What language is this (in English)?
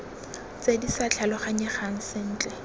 Tswana